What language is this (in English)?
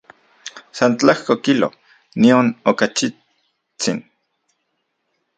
Central Puebla Nahuatl